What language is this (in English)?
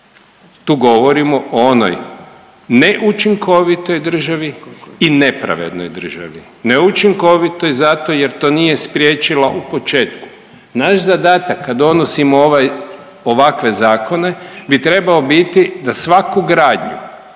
Croatian